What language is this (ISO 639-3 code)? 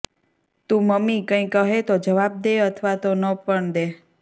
guj